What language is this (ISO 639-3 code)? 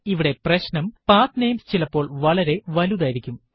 mal